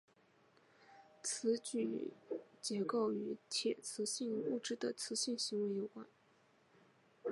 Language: Chinese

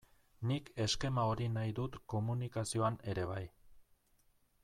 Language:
Basque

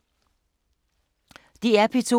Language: Danish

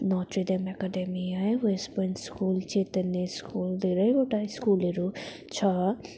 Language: Nepali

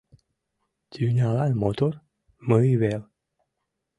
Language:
Mari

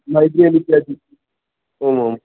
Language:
Sanskrit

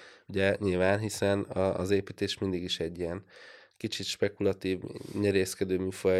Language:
Hungarian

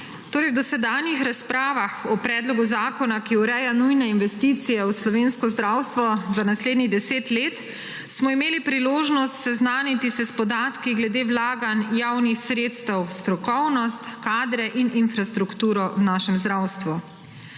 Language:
Slovenian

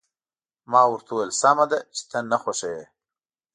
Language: Pashto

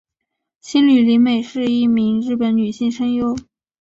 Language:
Chinese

